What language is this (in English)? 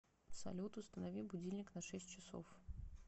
Russian